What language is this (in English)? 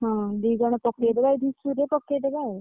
Odia